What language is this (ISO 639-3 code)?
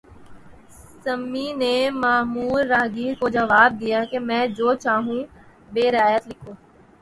urd